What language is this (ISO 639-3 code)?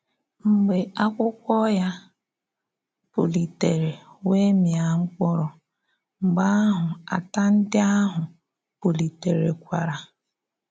ibo